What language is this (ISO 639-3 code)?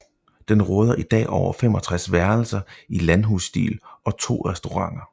dan